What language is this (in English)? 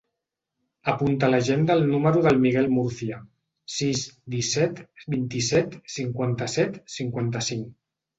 Catalan